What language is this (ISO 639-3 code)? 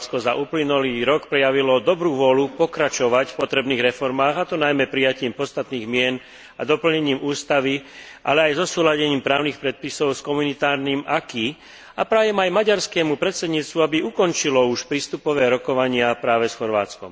slk